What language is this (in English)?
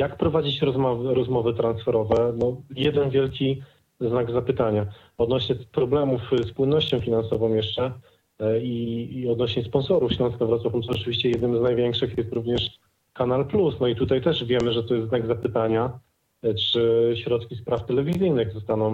Polish